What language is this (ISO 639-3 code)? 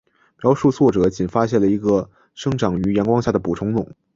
zho